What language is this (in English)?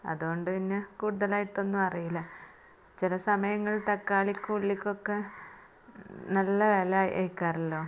Malayalam